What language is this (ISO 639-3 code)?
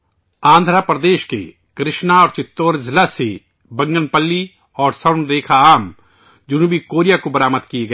urd